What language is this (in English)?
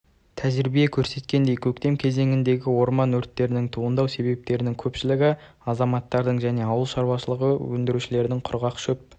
Kazakh